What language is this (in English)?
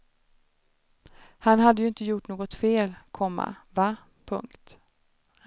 Swedish